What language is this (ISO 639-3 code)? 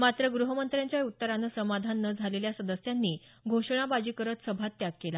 mar